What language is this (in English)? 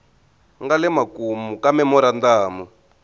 Tsonga